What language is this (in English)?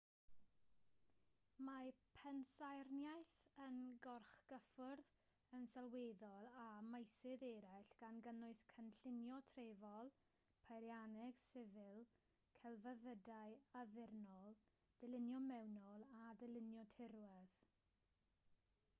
Welsh